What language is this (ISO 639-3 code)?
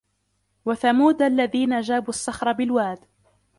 ara